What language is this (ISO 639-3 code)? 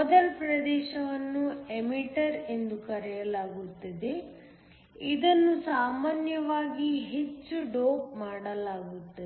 kan